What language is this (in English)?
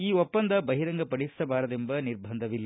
Kannada